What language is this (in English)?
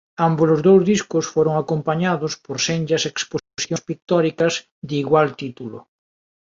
Galician